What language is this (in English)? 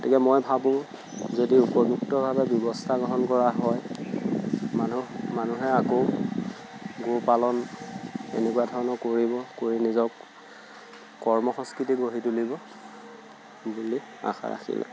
Assamese